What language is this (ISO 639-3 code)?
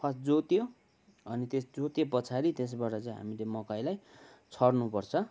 nep